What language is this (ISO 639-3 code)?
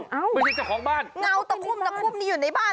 tha